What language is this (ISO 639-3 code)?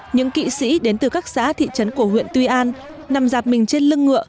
vie